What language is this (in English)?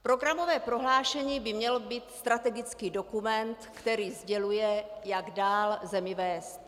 Czech